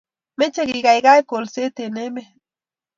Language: Kalenjin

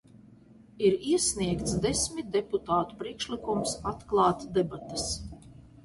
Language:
Latvian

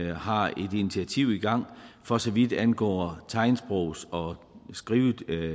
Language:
Danish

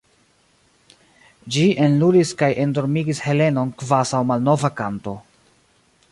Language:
Esperanto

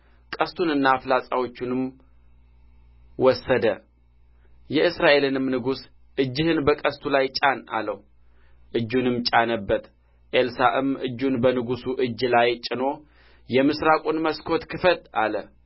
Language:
Amharic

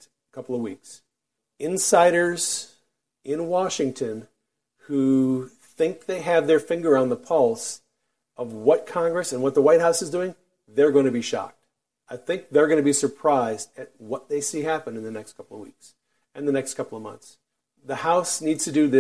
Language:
English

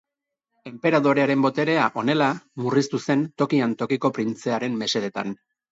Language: Basque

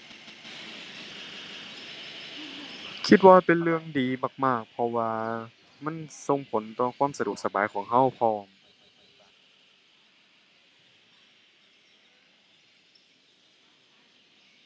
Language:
Thai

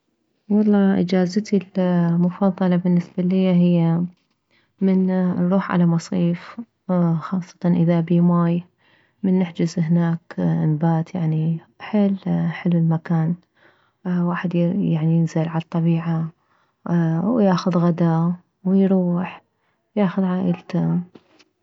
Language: Mesopotamian Arabic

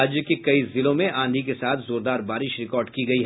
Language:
Hindi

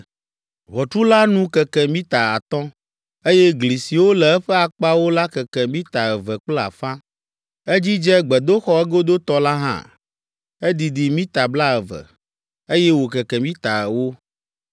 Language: Ewe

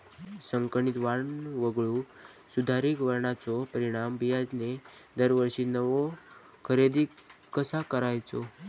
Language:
Marathi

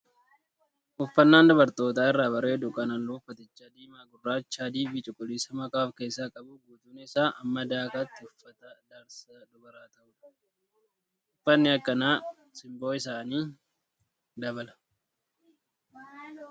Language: Oromo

